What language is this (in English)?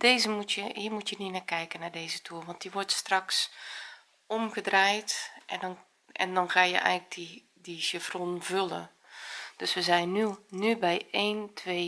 Dutch